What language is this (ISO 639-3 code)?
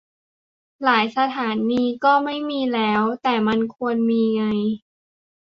tha